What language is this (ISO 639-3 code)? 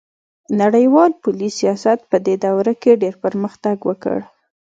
pus